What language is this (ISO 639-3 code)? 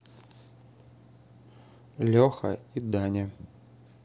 rus